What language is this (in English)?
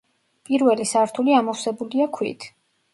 Georgian